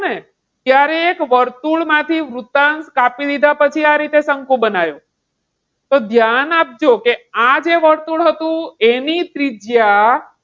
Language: Gujarati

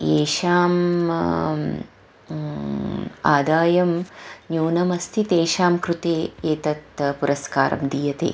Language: Sanskrit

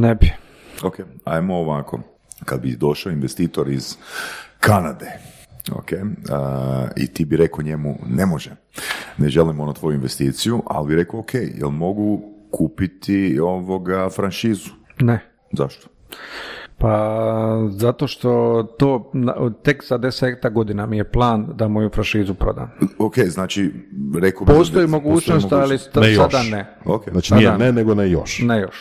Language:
Croatian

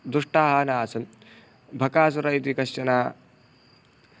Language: Sanskrit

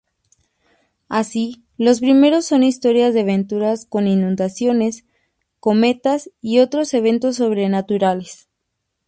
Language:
Spanish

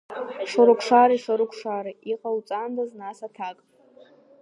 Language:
Abkhazian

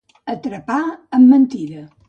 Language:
Catalan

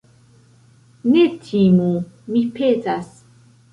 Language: Esperanto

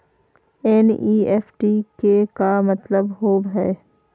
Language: Magahi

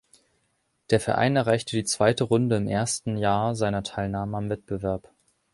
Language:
German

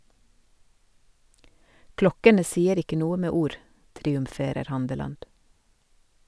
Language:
Norwegian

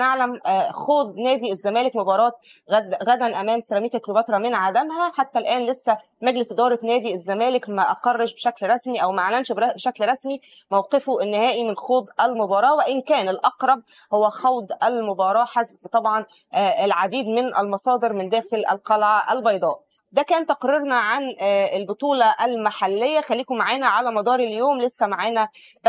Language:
Arabic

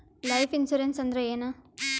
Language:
Kannada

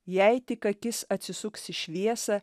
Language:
Lithuanian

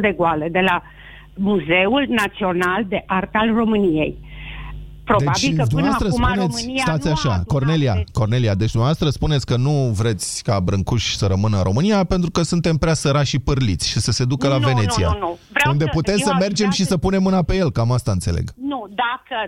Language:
Romanian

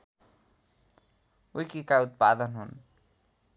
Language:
Nepali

